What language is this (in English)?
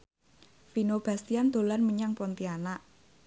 Javanese